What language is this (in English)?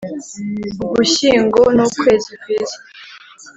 Kinyarwanda